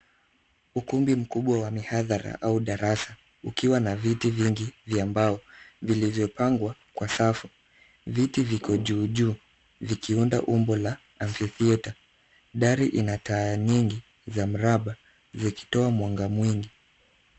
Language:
Swahili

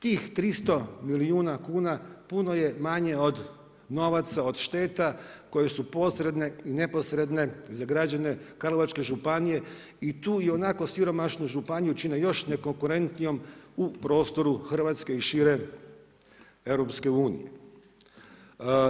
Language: Croatian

